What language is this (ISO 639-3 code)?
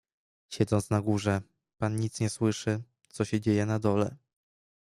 pol